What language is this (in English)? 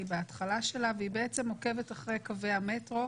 Hebrew